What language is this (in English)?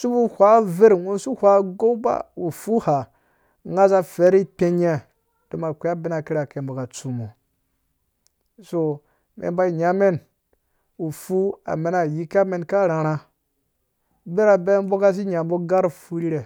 Dũya